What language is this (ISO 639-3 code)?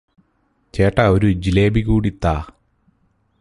mal